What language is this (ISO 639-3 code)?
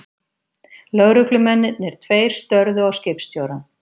isl